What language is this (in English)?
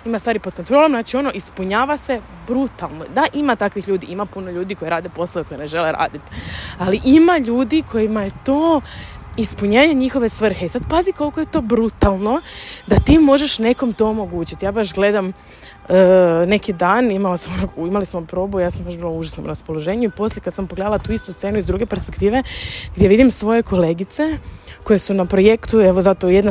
Croatian